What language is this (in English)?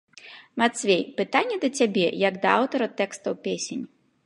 Belarusian